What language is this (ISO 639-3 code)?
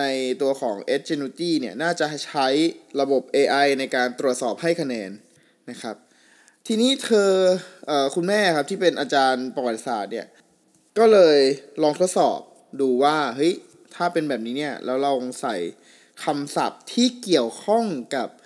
tha